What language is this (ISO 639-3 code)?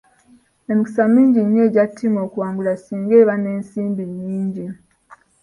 lug